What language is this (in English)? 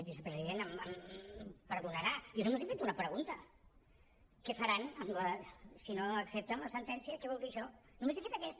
Catalan